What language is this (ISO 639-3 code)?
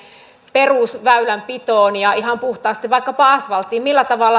fin